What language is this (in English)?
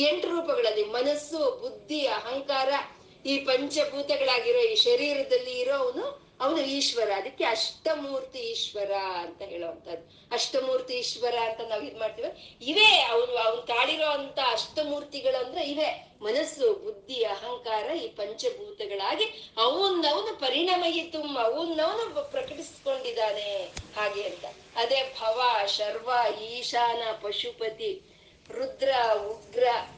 Kannada